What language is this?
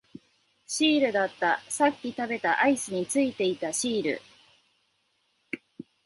Japanese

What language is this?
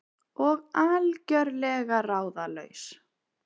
Icelandic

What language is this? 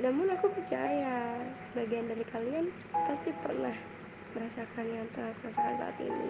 Indonesian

